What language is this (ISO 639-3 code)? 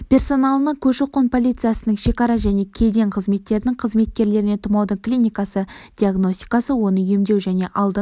kaz